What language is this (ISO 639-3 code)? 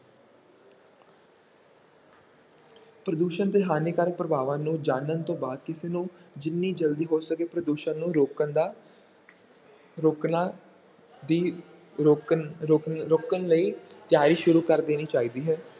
pan